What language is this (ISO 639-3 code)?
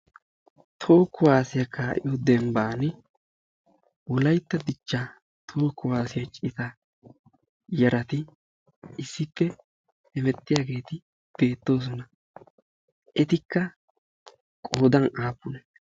wal